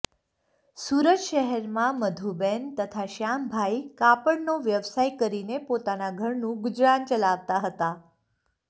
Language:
Gujarati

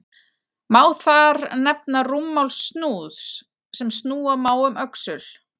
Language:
Icelandic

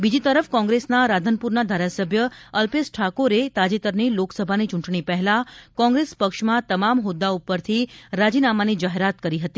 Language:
Gujarati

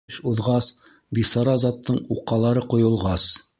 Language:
Bashkir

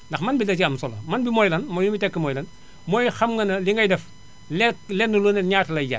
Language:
Wolof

